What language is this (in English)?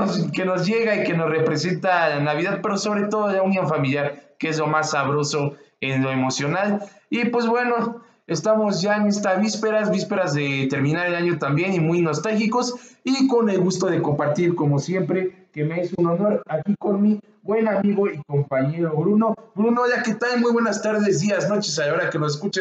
Spanish